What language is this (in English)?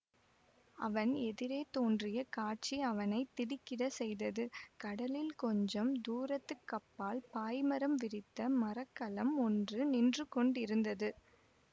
Tamil